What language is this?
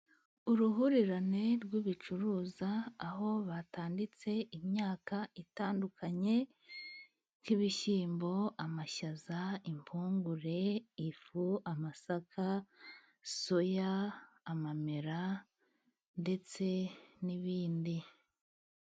Kinyarwanda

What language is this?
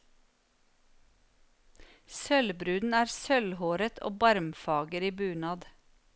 Norwegian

